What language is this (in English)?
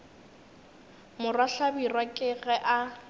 Northern Sotho